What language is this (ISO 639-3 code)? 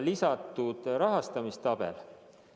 est